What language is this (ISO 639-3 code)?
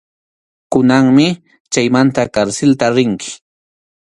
qxu